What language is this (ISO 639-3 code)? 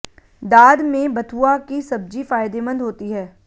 hin